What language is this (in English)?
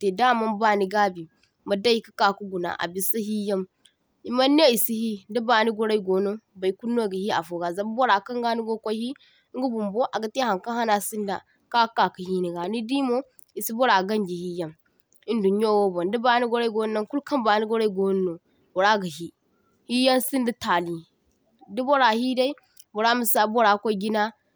Zarma